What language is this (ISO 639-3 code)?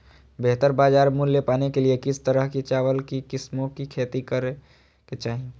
mag